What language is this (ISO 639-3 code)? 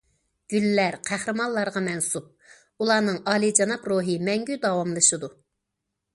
uig